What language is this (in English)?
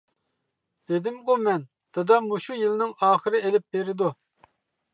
Uyghur